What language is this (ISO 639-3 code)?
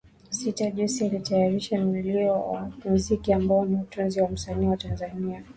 swa